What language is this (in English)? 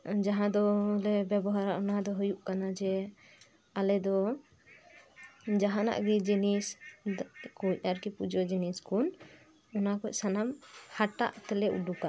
Santali